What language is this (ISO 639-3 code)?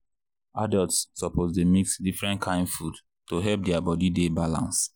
pcm